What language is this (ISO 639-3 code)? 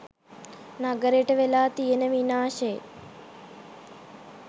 sin